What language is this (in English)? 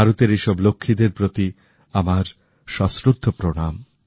Bangla